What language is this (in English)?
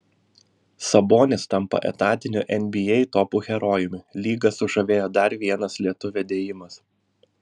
Lithuanian